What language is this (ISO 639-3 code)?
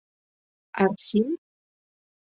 chm